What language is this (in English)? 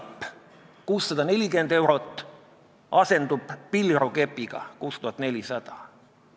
Estonian